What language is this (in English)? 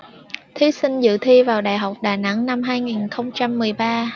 Vietnamese